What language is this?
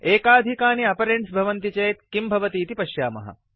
Sanskrit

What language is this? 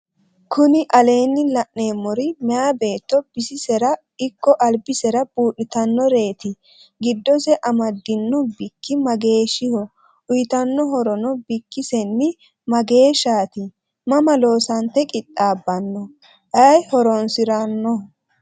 Sidamo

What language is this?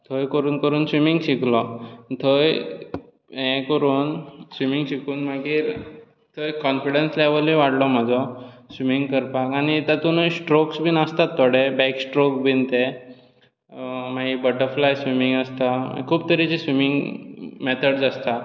Konkani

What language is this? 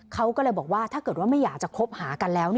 Thai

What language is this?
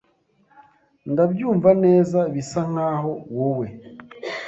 Kinyarwanda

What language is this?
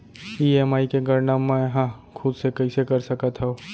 Chhattisgarhi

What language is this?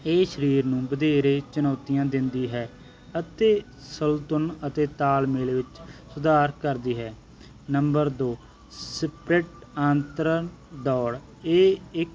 Punjabi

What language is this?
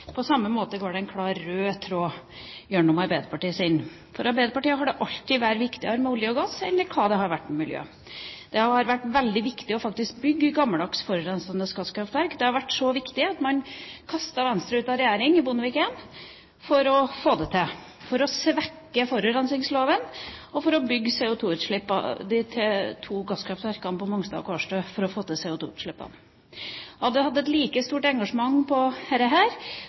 Norwegian Nynorsk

